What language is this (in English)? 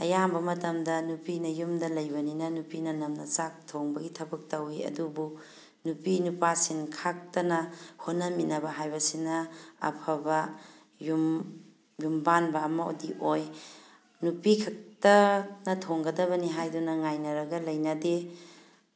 Manipuri